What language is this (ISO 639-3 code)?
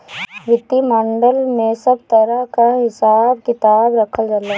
bho